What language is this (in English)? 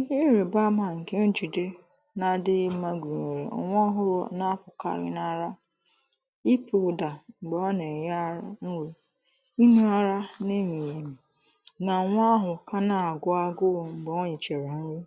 Igbo